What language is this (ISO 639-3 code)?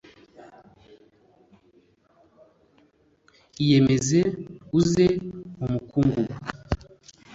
kin